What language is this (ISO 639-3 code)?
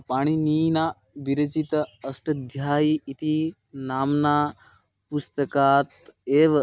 san